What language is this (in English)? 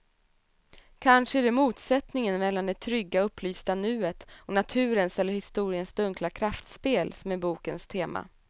Swedish